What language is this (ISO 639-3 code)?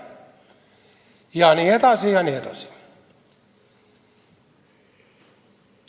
est